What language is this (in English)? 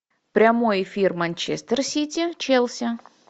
Russian